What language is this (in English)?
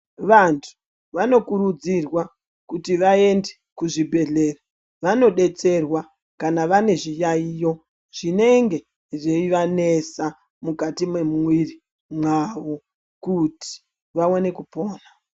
Ndau